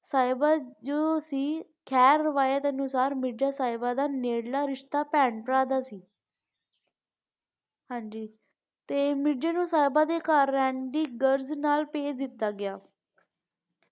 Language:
Punjabi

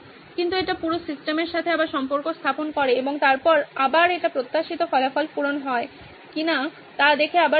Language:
Bangla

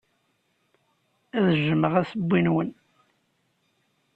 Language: Kabyle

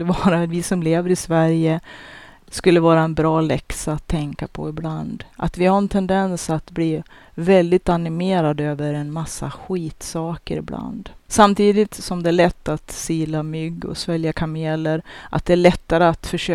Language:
Swedish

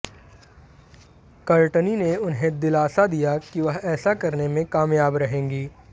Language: Hindi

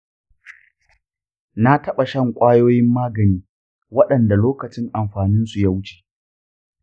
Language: Hausa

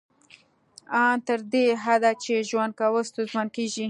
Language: Pashto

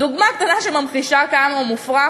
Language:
Hebrew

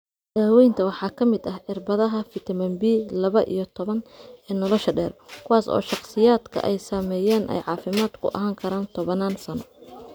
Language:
Somali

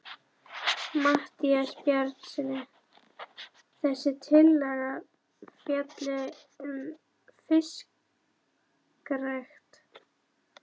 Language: Icelandic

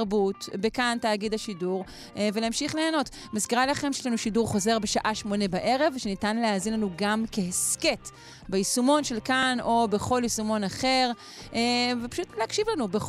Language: Hebrew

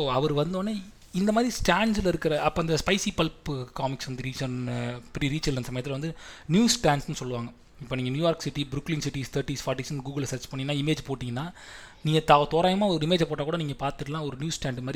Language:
Tamil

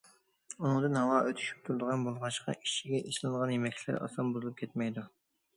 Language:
Uyghur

